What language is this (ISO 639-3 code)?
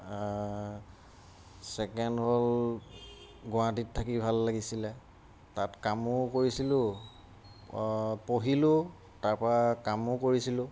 asm